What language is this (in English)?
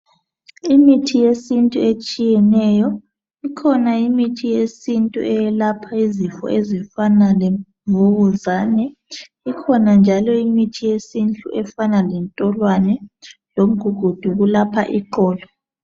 North Ndebele